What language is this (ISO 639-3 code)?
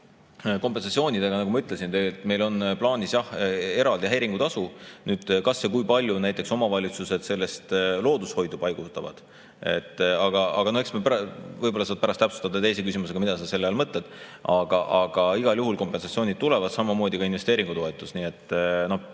est